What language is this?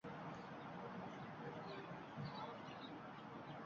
Uzbek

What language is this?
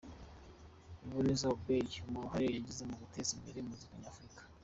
Kinyarwanda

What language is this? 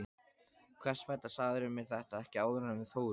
Icelandic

